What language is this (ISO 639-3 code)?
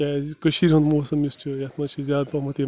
kas